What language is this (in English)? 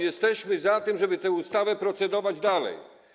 Polish